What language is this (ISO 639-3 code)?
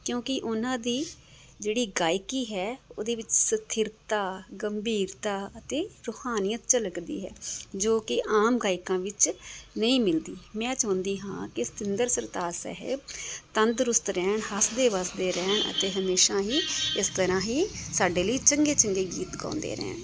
pan